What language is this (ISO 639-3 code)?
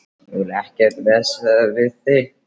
isl